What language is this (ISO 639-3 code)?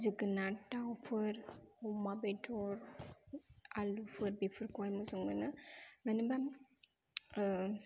brx